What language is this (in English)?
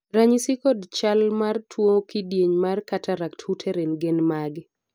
Luo (Kenya and Tanzania)